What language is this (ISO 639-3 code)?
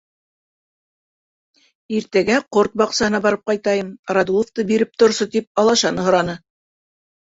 bak